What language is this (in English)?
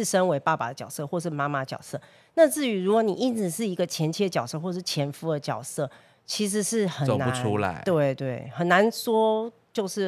Chinese